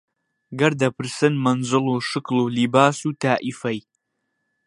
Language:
Central Kurdish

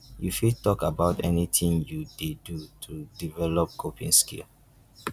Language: Nigerian Pidgin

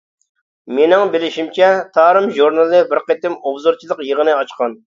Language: Uyghur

